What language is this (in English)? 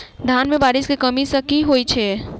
Maithili